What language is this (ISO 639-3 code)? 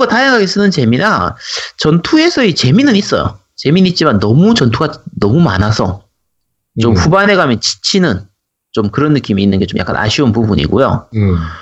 kor